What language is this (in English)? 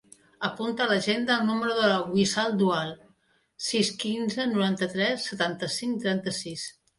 Catalan